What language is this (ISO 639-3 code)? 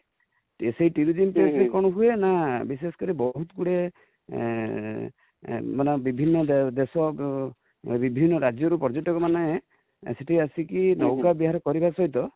ori